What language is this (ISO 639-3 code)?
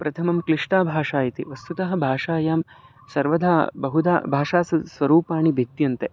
san